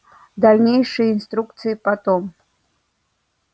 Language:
Russian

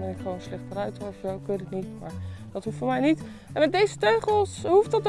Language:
Dutch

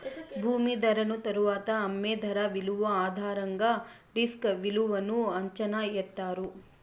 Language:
Telugu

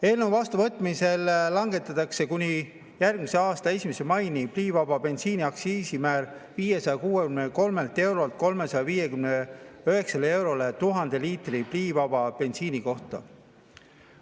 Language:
Estonian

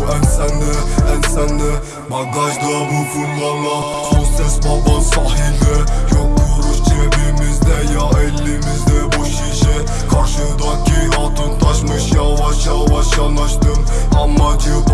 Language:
Turkish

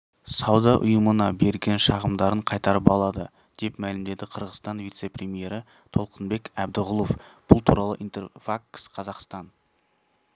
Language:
Kazakh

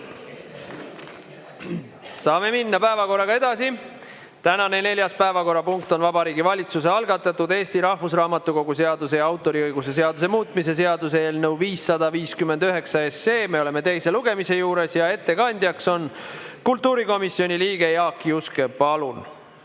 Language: Estonian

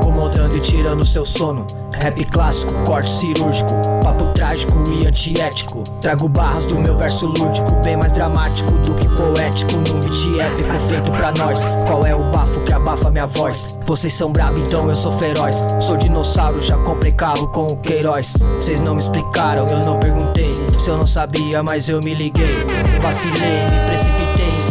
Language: Portuguese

